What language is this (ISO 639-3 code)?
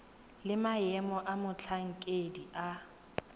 tsn